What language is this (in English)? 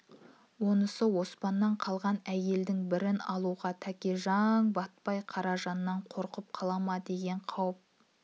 Kazakh